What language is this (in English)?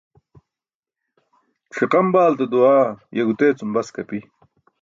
Burushaski